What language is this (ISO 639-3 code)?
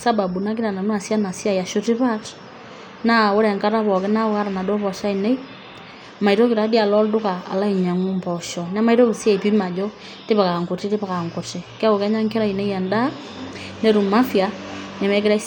mas